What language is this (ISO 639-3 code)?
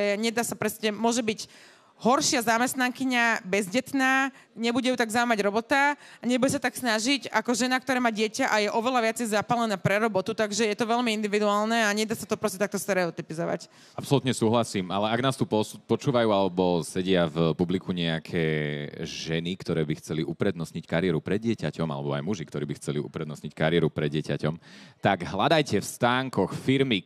slk